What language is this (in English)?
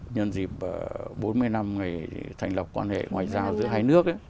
Vietnamese